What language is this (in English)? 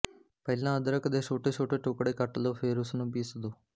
Punjabi